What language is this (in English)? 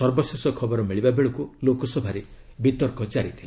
Odia